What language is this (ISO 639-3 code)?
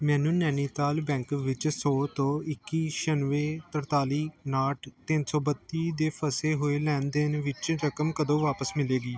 pan